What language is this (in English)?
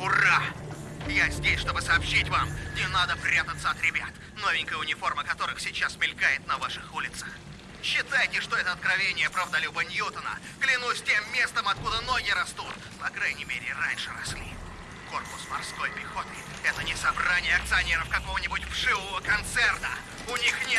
Russian